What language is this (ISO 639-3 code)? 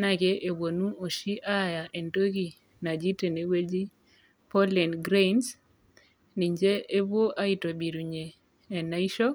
mas